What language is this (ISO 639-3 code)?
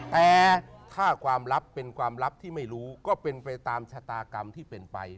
tha